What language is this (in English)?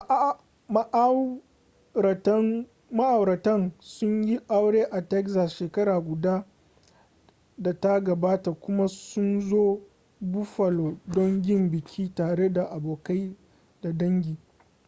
Hausa